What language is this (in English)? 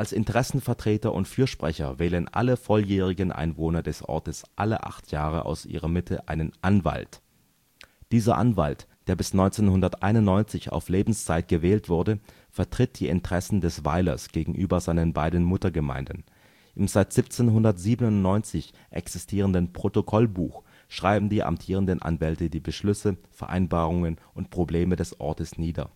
German